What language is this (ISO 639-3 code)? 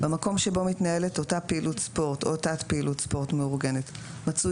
heb